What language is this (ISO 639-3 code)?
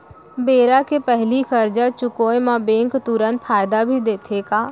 hne